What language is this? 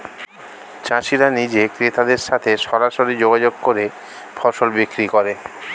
Bangla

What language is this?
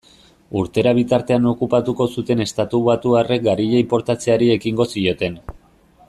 Basque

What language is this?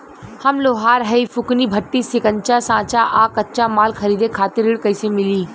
Bhojpuri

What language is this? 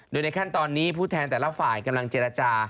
Thai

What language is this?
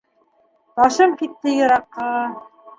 Bashkir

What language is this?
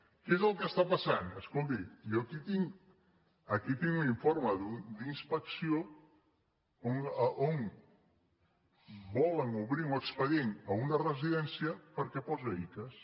Catalan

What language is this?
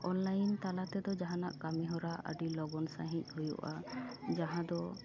Santali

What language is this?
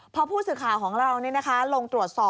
Thai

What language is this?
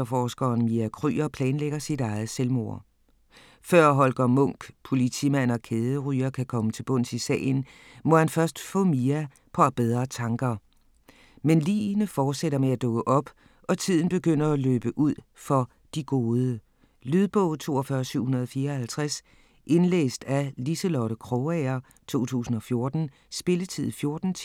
Danish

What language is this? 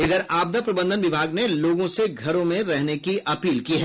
Hindi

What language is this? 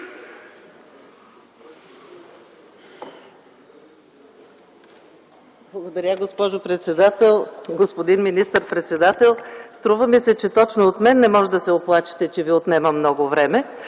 Bulgarian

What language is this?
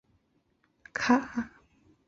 Chinese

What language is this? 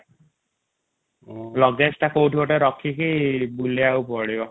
Odia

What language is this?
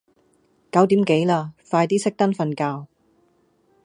Cantonese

